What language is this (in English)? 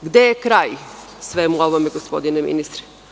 Serbian